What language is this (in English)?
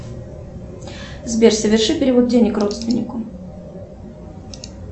Russian